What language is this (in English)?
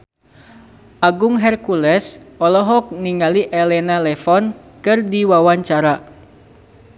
Sundanese